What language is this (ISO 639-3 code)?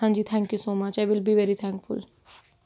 pan